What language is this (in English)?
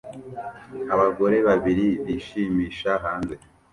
Kinyarwanda